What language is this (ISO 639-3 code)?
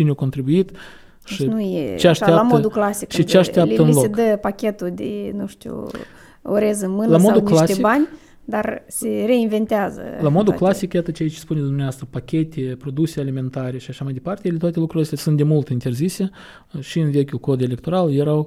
ron